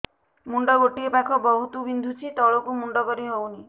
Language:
Odia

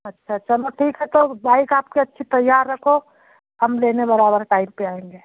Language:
Hindi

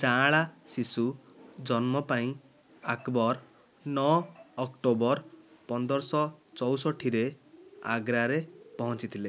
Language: Odia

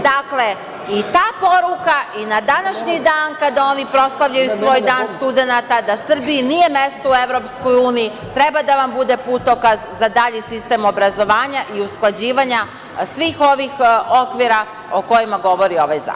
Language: Serbian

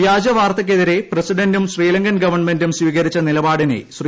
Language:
Malayalam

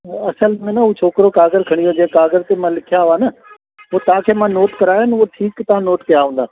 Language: Sindhi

